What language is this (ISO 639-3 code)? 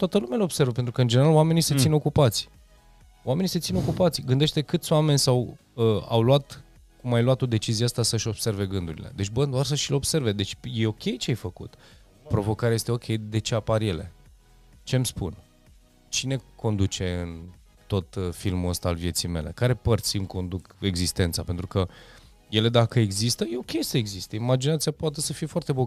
ron